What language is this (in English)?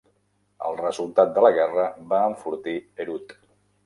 Catalan